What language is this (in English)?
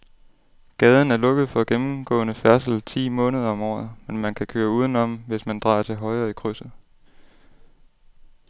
Danish